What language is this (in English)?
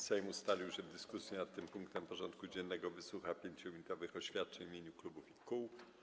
Polish